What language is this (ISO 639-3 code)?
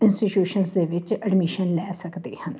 pan